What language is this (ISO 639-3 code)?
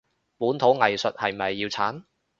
yue